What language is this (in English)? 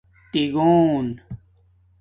Domaaki